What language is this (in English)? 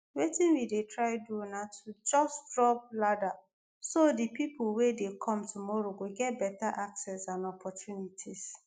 Nigerian Pidgin